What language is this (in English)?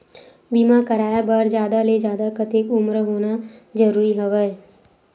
Chhattisgarhi